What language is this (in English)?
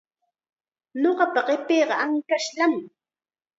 Chiquián Ancash Quechua